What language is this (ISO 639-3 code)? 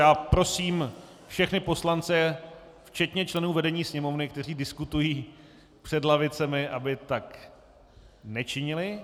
ces